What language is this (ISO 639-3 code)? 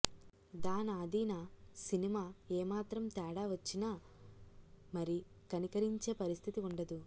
tel